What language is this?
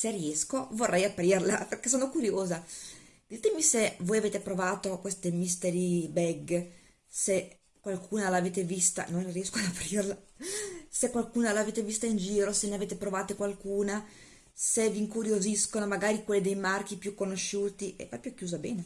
Italian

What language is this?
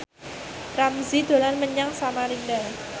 Javanese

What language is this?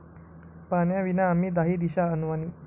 Marathi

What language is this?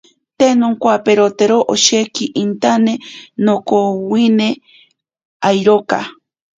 Ashéninka Perené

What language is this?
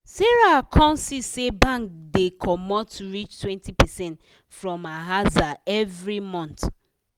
Nigerian Pidgin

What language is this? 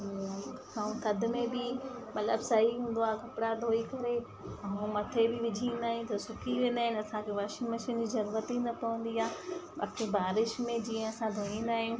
Sindhi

